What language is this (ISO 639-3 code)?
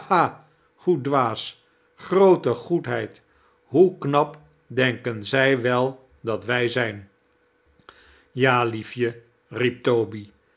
nld